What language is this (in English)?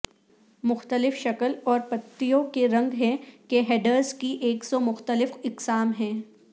Urdu